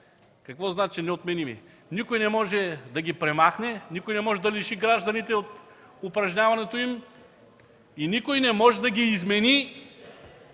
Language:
Bulgarian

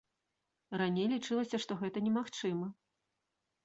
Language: Belarusian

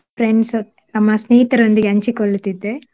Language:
Kannada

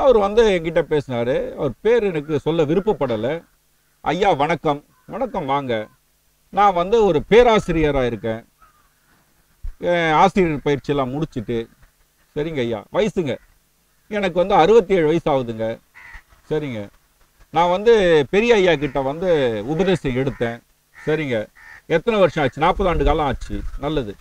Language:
Romanian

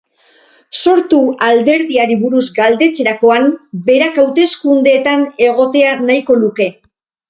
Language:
Basque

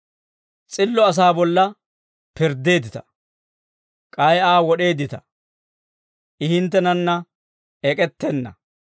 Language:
Dawro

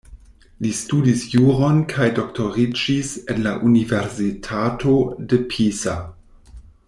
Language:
Esperanto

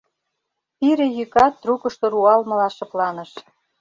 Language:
Mari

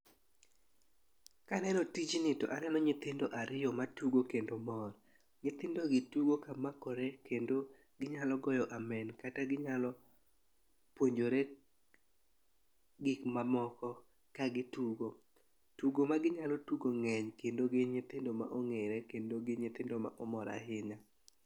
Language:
Luo (Kenya and Tanzania)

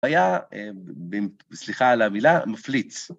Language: Hebrew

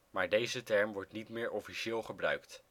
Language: Dutch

